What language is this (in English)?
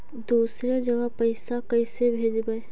Magahi